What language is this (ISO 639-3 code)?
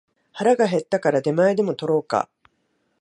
jpn